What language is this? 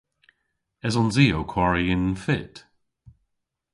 Cornish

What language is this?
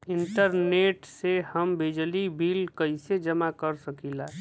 Bhojpuri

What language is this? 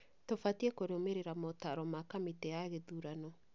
Kikuyu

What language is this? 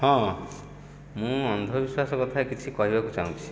Odia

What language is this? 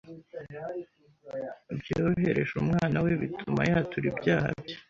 Kinyarwanda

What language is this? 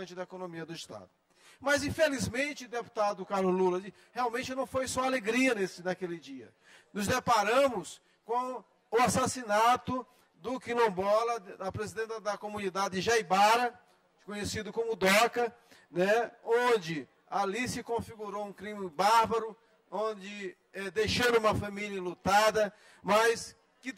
Portuguese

